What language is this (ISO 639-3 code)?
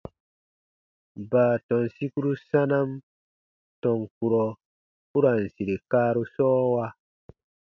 bba